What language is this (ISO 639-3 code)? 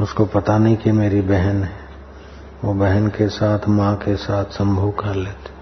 hin